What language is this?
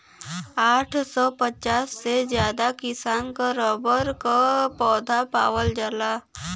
Bhojpuri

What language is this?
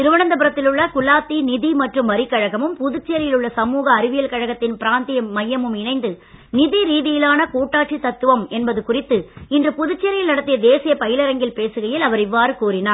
Tamil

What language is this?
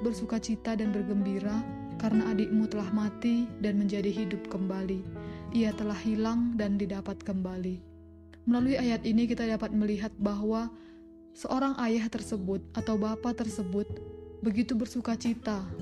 Indonesian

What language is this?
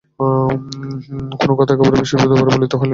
Bangla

